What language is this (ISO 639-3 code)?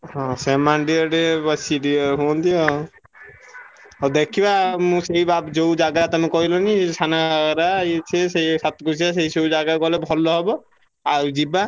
ori